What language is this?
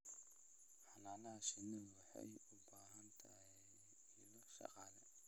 Somali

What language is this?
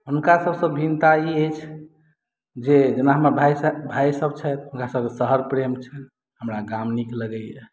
Maithili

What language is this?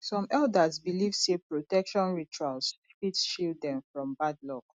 Nigerian Pidgin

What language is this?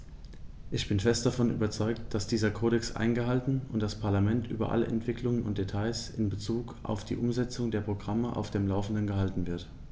German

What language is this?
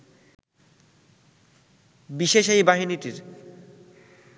Bangla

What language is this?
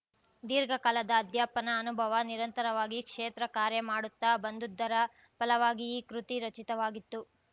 Kannada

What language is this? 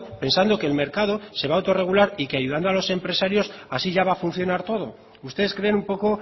Spanish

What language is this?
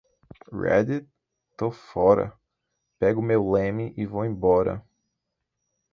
Portuguese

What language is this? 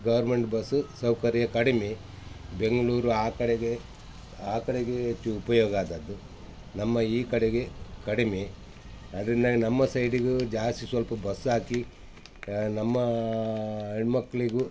Kannada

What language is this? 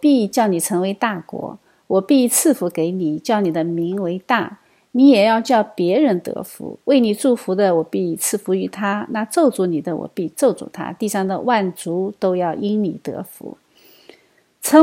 Chinese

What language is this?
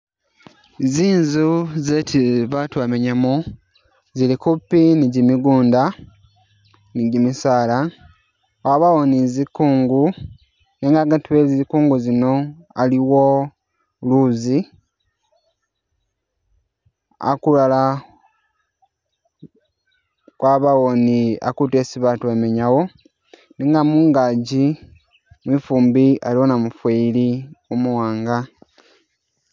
Masaaba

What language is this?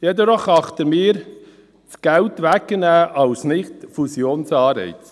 Swiss German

